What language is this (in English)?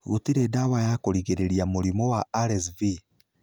Kikuyu